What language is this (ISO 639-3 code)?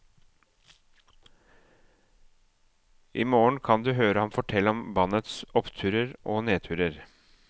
nor